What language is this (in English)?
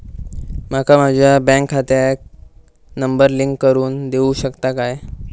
Marathi